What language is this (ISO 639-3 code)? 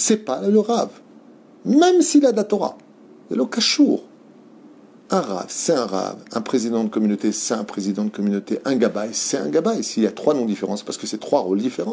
fra